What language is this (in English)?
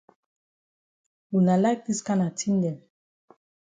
Cameroon Pidgin